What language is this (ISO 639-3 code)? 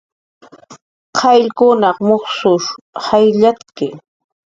jqr